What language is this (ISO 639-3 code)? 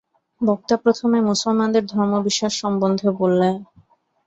ben